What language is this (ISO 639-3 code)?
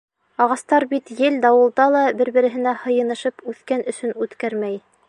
bak